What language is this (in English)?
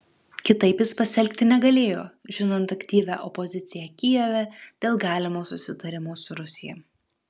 Lithuanian